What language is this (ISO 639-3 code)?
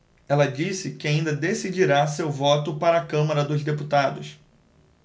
por